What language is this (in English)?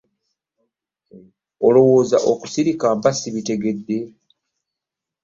Ganda